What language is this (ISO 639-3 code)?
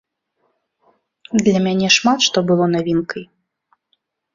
bel